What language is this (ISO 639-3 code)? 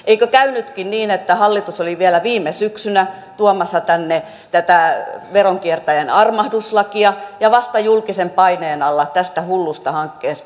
fin